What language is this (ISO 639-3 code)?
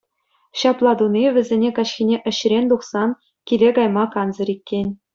chv